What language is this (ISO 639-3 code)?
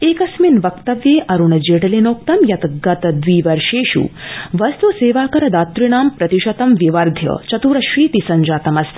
san